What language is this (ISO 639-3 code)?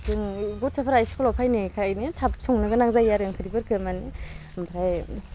brx